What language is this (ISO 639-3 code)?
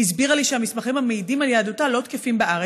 heb